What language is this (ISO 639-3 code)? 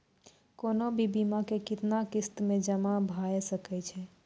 mai